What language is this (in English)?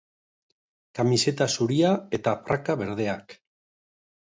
Basque